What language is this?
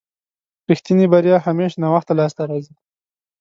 Pashto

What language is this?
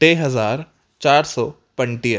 Sindhi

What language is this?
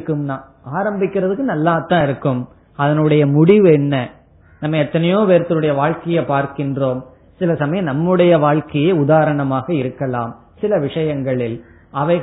Tamil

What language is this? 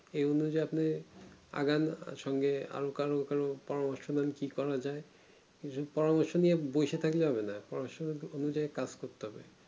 Bangla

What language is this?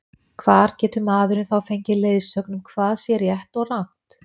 Icelandic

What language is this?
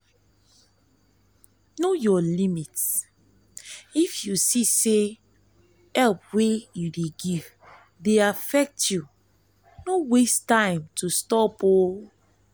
Nigerian Pidgin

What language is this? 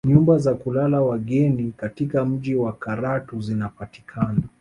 Swahili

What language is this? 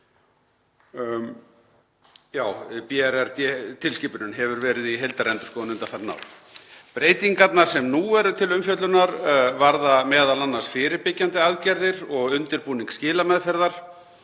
Icelandic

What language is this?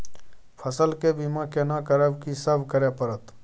Maithili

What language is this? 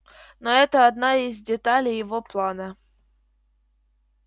Russian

